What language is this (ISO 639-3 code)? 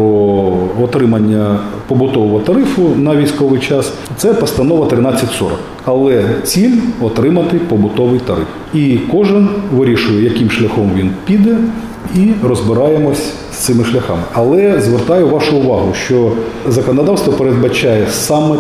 ukr